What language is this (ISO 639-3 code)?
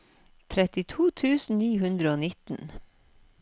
nor